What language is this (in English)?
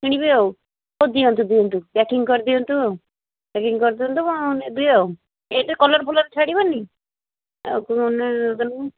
Odia